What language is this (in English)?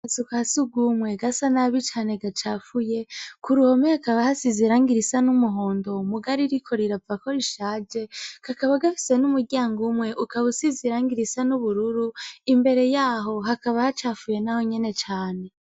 Rundi